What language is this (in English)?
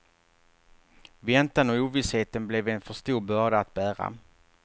Swedish